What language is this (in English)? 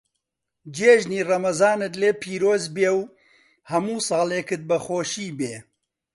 Central Kurdish